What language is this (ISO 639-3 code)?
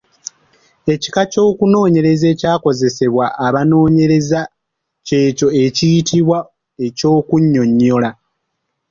lug